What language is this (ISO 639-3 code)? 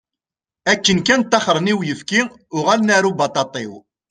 kab